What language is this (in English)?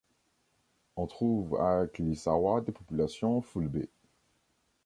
French